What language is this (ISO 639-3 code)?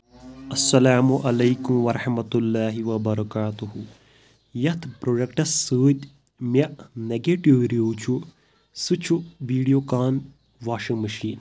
kas